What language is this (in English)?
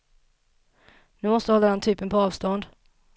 Swedish